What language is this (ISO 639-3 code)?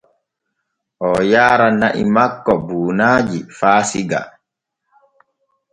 fue